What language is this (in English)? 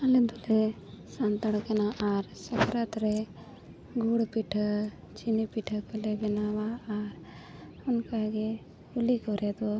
Santali